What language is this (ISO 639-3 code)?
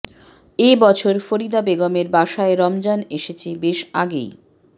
ben